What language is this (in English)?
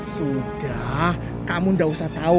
Indonesian